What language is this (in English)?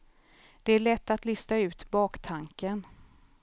Swedish